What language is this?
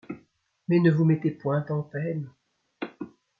French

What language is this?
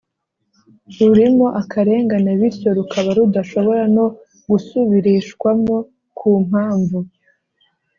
Kinyarwanda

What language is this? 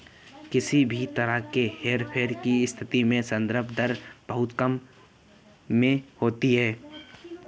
Hindi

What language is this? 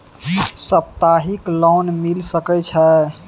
Maithili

